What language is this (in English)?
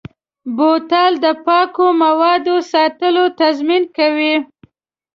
Pashto